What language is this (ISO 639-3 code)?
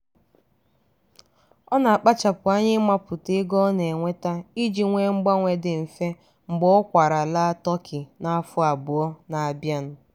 ibo